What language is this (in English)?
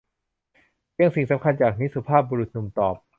Thai